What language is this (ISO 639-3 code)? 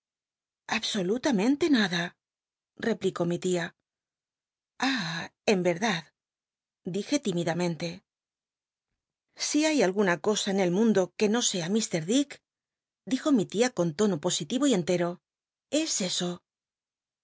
spa